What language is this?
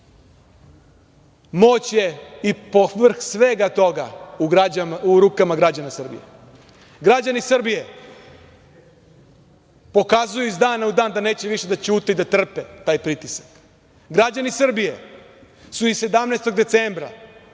Serbian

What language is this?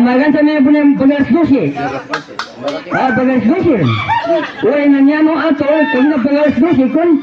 Indonesian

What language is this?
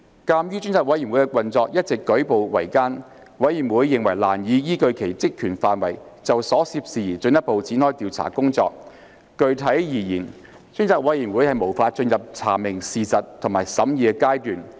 Cantonese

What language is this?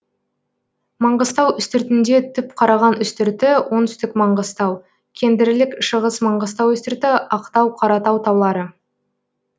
Kazakh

